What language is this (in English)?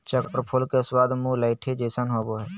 Magahi